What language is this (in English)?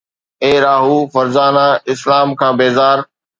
Sindhi